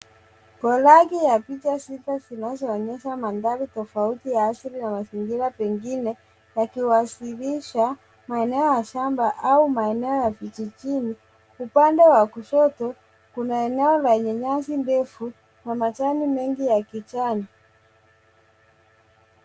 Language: Swahili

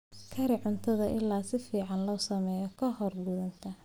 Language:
Somali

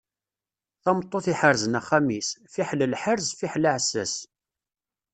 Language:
Kabyle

